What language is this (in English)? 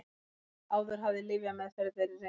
Icelandic